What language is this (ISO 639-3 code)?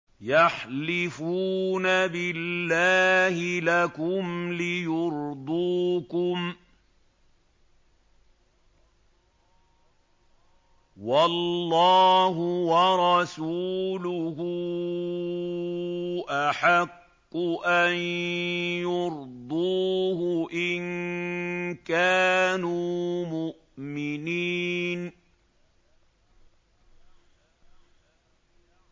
ara